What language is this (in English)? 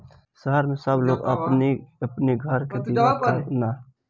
Bhojpuri